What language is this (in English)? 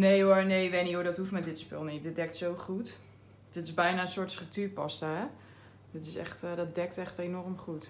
Dutch